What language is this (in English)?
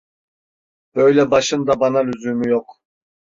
Turkish